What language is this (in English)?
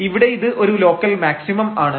Malayalam